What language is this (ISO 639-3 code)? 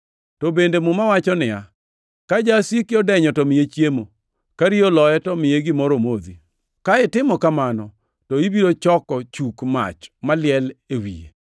luo